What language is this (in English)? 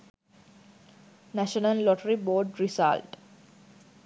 Sinhala